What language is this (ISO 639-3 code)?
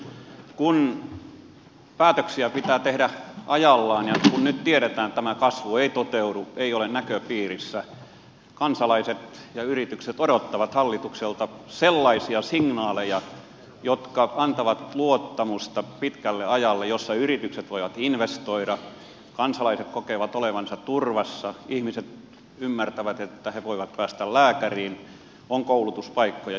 fin